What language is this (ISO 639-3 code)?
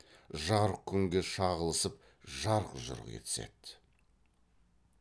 kaz